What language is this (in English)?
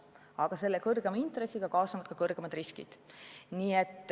Estonian